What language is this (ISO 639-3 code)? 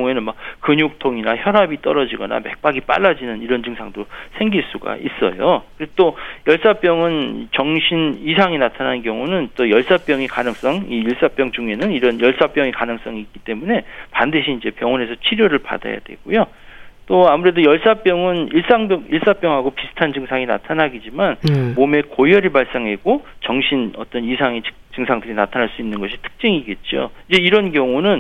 kor